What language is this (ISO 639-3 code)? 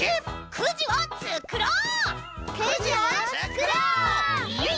jpn